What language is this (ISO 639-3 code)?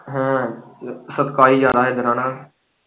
pan